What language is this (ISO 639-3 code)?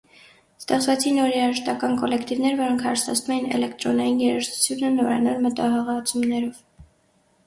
hye